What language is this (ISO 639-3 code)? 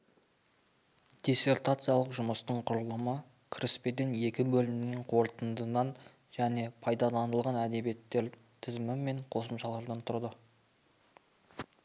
kaz